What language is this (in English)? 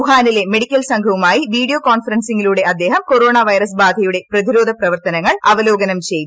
Malayalam